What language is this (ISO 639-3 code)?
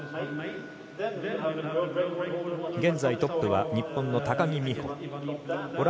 jpn